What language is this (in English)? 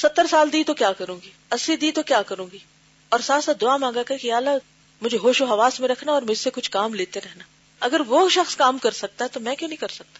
Urdu